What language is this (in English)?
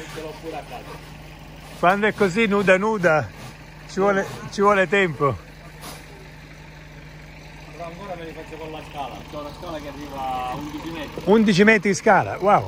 Italian